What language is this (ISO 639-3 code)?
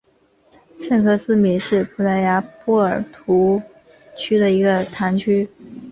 zho